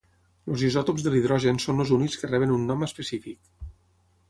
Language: Catalan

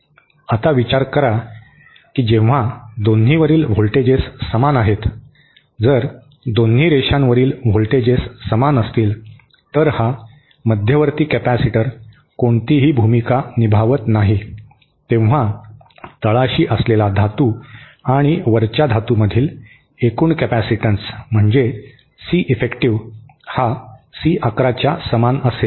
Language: Marathi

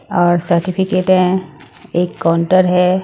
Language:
Hindi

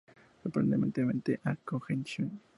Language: Spanish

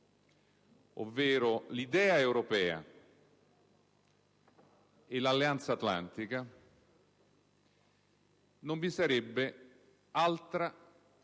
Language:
Italian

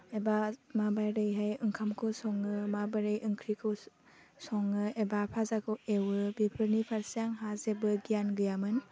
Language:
Bodo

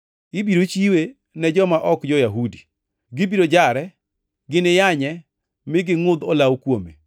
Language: Luo (Kenya and Tanzania)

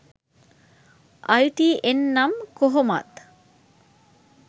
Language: Sinhala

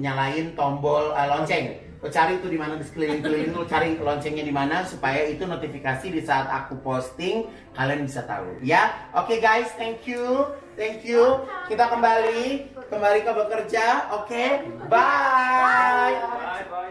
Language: Indonesian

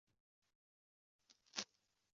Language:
Chinese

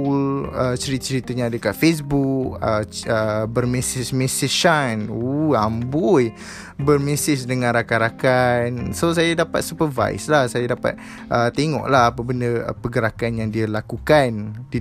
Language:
Malay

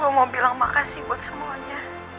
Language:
Indonesian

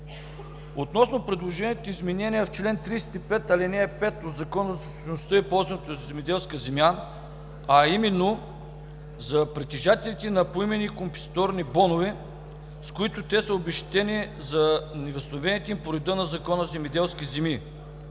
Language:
Bulgarian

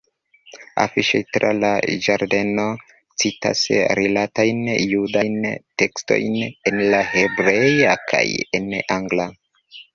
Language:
Esperanto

